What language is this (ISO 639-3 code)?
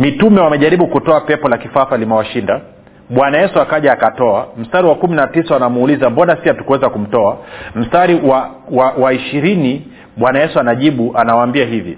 swa